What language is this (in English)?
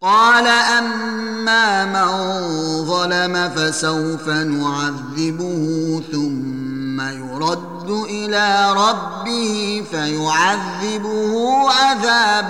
Arabic